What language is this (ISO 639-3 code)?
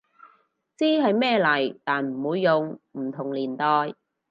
yue